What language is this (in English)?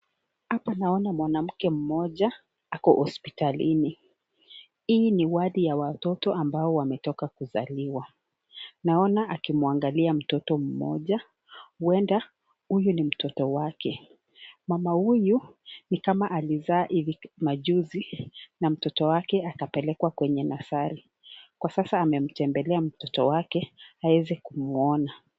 Swahili